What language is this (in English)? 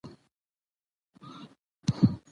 Pashto